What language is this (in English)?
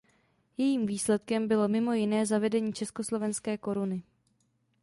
Czech